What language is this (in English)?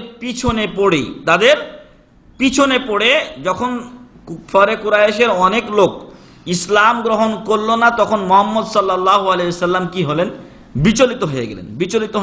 Arabic